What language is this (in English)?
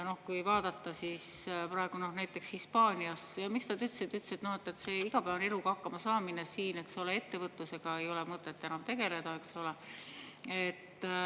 Estonian